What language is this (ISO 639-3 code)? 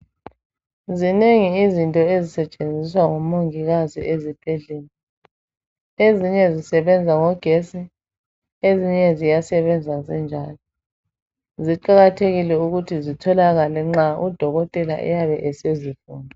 nde